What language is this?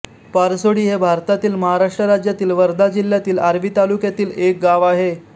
Marathi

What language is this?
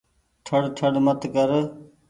Goaria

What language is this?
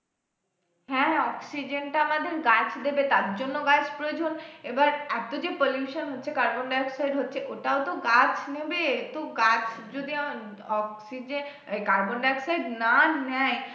Bangla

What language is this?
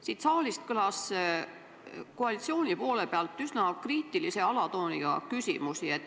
Estonian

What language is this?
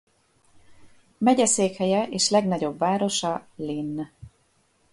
Hungarian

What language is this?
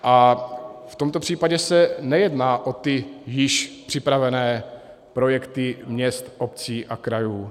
Czech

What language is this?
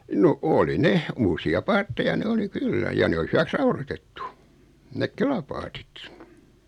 Finnish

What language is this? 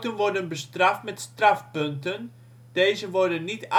Dutch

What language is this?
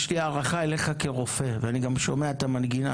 Hebrew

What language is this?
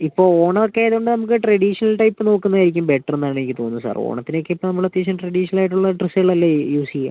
Malayalam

